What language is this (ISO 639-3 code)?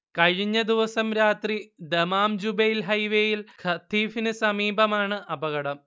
mal